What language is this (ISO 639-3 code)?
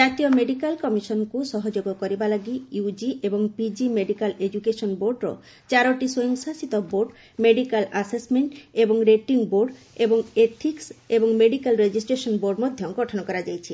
ori